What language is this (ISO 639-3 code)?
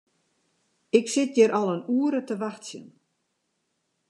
fry